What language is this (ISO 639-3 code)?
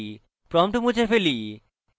ben